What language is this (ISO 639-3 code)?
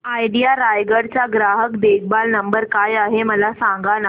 mar